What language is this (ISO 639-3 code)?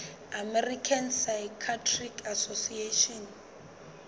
sot